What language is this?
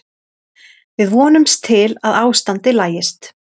Icelandic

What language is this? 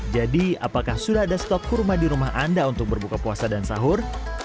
Indonesian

